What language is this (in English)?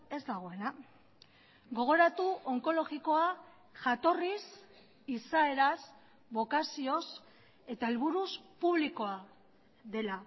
Basque